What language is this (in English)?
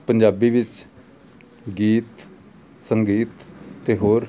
Punjabi